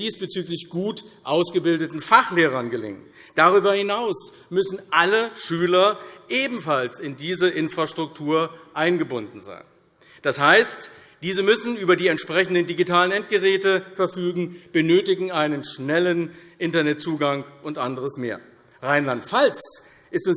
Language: German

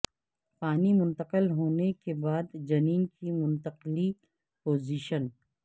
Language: Urdu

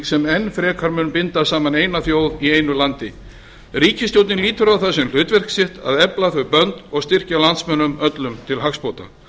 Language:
Icelandic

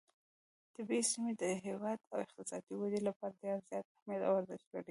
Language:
Pashto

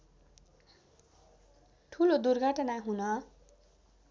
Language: Nepali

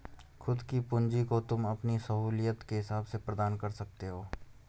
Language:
Hindi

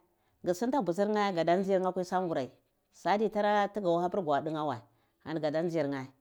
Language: Cibak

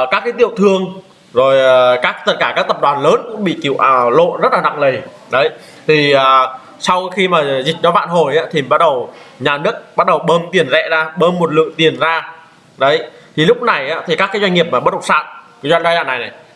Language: Vietnamese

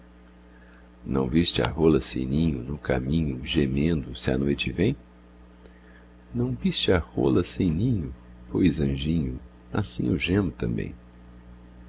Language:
Portuguese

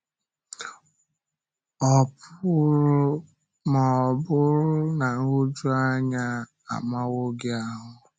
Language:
Igbo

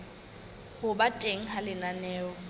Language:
Southern Sotho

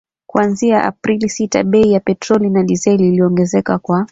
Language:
Swahili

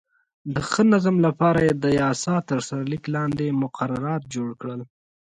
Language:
Pashto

